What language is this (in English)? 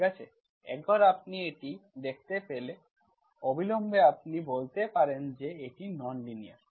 Bangla